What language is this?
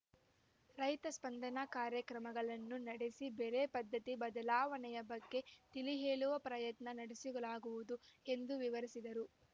Kannada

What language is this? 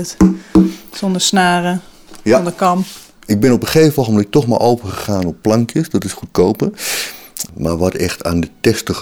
Dutch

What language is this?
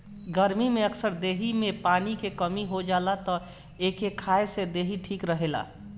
Bhojpuri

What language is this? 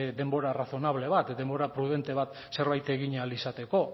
Basque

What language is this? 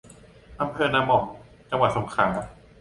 Thai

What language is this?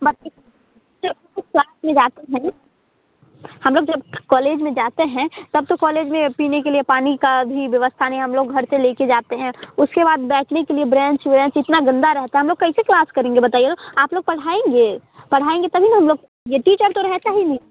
Hindi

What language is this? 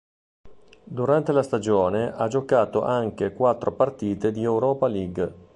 Italian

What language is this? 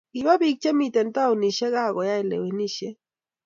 Kalenjin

